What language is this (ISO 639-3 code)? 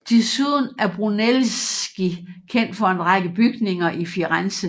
dan